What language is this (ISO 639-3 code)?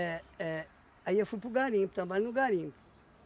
por